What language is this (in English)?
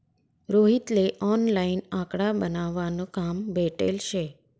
Marathi